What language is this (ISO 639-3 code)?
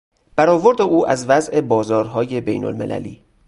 fas